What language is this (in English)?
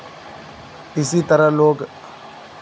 Hindi